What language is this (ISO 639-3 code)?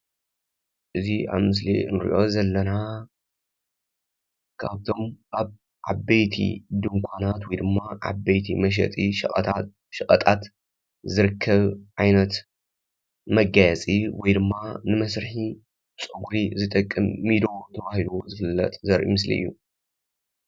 tir